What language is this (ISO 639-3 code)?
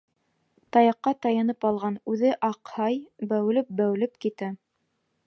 bak